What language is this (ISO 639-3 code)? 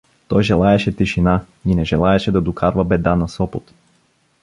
bul